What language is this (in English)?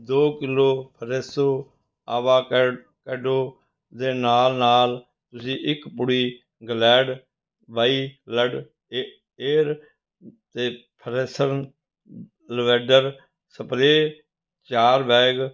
Punjabi